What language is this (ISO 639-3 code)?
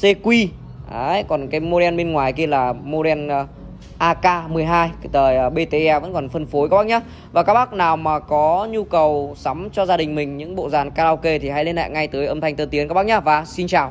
vie